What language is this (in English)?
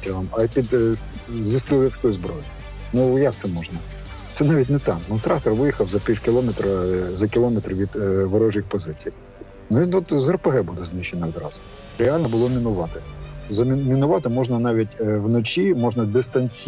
Ukrainian